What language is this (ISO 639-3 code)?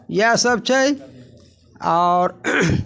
mai